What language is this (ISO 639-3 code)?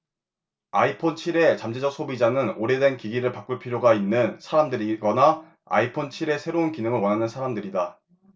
kor